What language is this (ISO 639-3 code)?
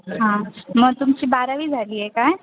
mar